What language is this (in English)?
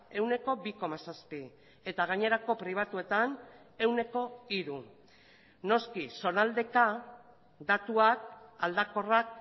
Basque